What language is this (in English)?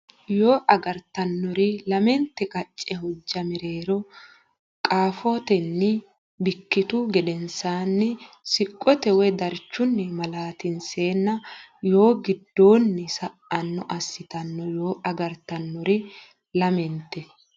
Sidamo